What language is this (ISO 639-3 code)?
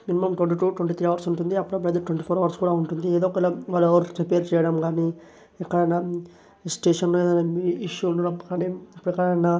tel